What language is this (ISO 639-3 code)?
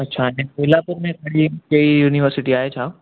snd